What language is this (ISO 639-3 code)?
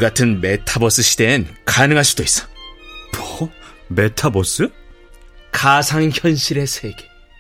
kor